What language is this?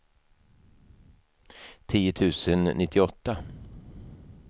Swedish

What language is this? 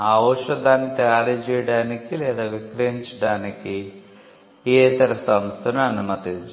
Telugu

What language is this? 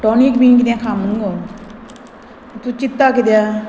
Konkani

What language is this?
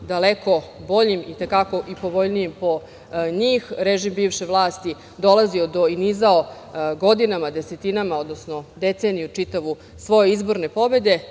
Serbian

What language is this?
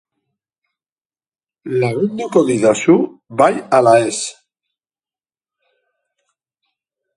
Basque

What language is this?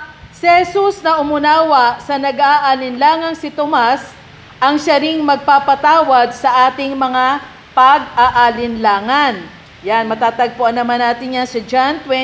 Filipino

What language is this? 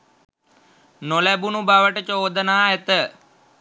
Sinhala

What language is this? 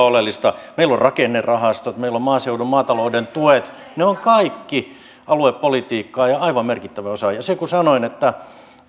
Finnish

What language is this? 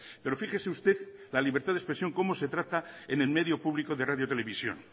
Spanish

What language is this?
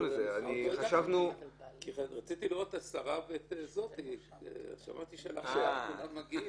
Hebrew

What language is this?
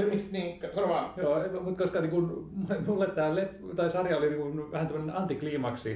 Finnish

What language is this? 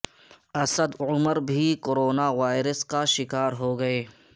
Urdu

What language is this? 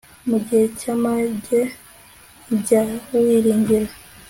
Kinyarwanda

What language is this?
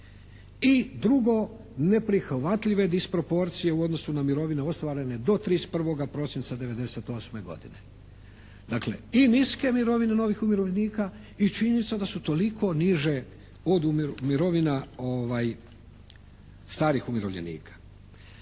Croatian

